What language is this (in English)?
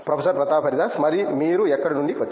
Telugu